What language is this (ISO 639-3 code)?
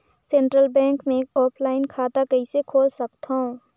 hne